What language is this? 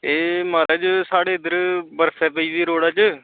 Dogri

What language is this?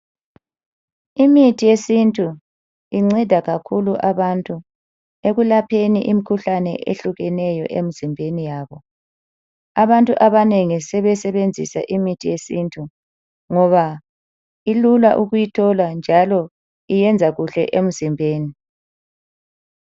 North Ndebele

